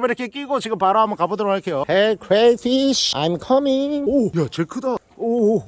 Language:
Korean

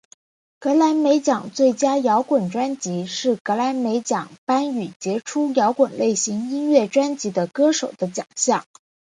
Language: Chinese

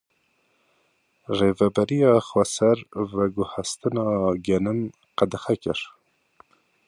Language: Kurdish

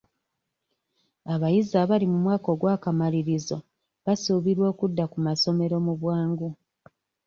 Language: Ganda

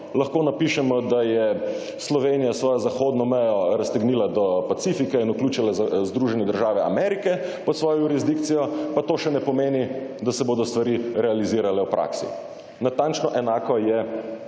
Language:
Slovenian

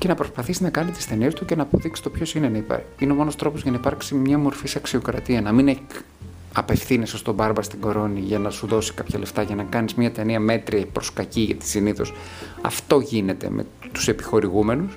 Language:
Greek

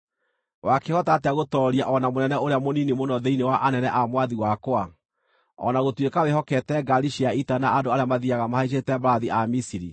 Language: Kikuyu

